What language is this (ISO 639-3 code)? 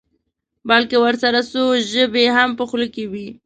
pus